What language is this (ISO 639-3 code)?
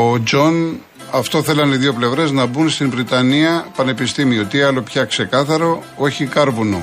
ell